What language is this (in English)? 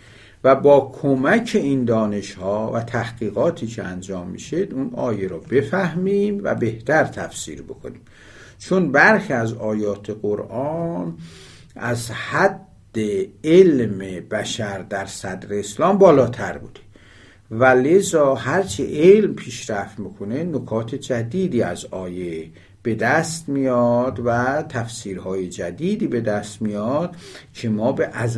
Persian